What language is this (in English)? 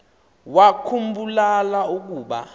Xhosa